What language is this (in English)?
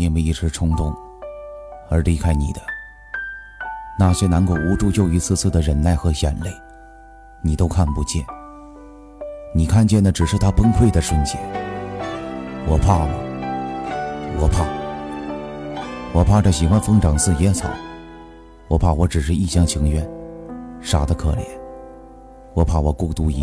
Chinese